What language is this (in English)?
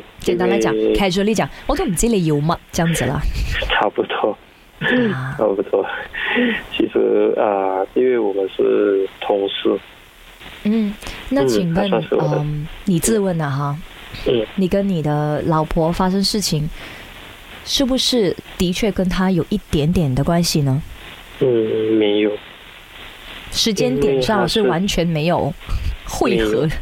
Chinese